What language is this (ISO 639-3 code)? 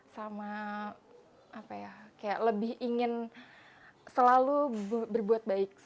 ind